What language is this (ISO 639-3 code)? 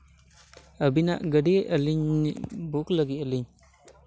sat